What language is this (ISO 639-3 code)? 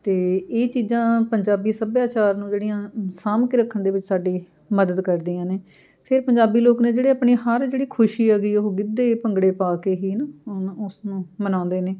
pan